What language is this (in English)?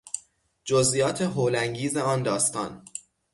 Persian